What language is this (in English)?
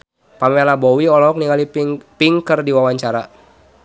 Sundanese